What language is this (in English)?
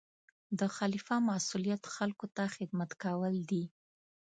Pashto